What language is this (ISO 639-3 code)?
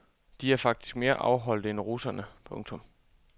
dan